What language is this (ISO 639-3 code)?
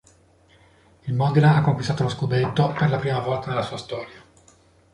ita